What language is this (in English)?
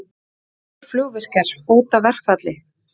Icelandic